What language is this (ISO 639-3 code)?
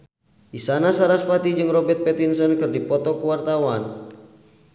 sun